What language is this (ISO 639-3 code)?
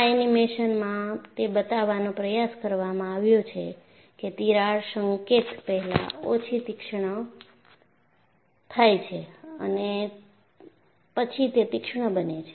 guj